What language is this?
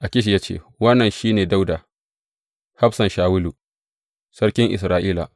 Hausa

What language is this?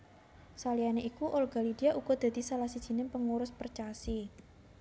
Javanese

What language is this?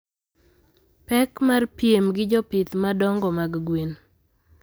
Luo (Kenya and Tanzania)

